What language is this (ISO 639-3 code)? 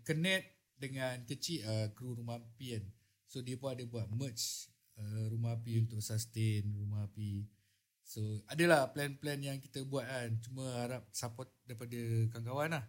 msa